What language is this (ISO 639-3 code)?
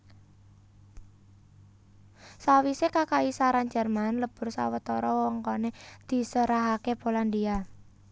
jav